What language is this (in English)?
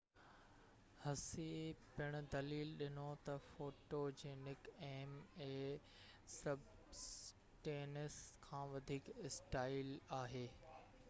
Sindhi